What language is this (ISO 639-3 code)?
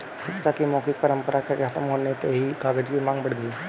hin